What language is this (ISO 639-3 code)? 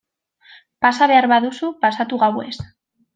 eus